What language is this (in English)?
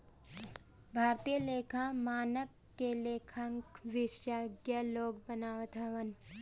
Bhojpuri